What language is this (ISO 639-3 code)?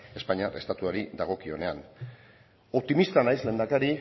eus